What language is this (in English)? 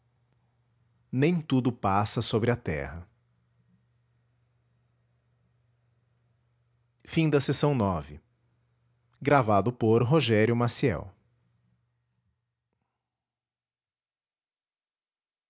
Portuguese